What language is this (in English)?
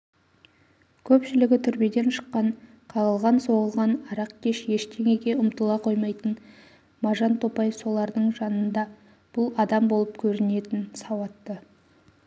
Kazakh